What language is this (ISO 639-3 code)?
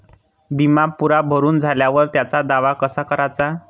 mar